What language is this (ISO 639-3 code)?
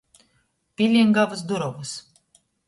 ltg